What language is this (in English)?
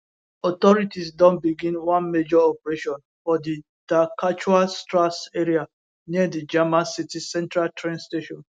Nigerian Pidgin